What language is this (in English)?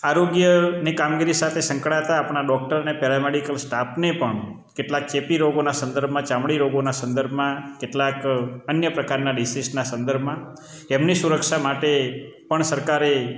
Gujarati